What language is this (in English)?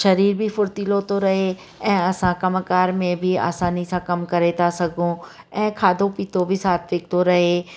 Sindhi